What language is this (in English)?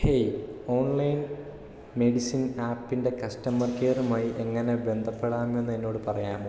Malayalam